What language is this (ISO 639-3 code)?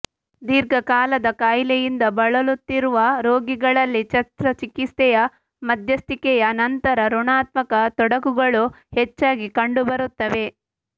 kan